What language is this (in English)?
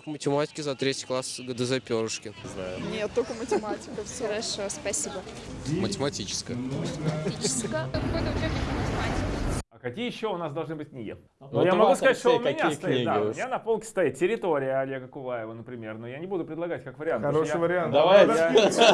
Russian